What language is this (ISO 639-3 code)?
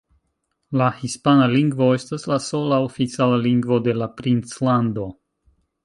epo